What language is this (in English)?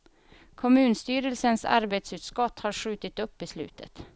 Swedish